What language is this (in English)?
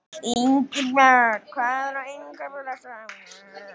Icelandic